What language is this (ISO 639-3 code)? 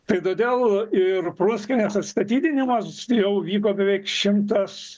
lit